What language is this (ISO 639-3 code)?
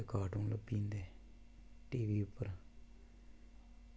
doi